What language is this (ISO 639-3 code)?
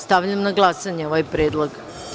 srp